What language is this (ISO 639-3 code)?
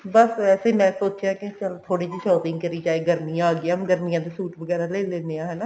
pan